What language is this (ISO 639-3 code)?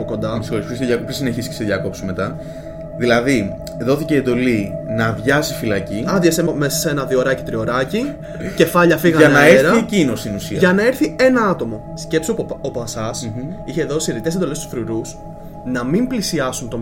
ell